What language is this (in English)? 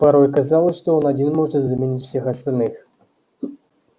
Russian